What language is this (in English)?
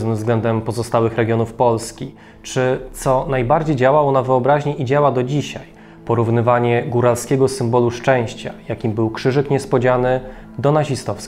Polish